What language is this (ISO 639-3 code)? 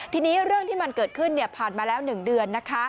tha